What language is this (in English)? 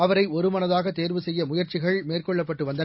Tamil